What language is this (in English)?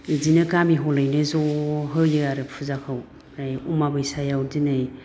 Bodo